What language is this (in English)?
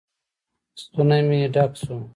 Pashto